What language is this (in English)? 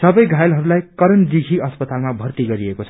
Nepali